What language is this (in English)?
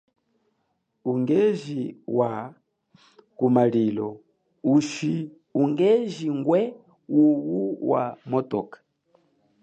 Chokwe